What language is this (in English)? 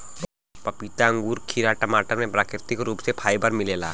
Bhojpuri